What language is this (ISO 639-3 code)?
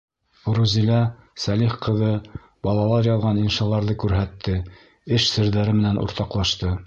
bak